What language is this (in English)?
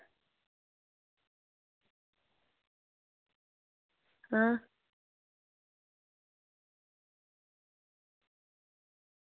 Dogri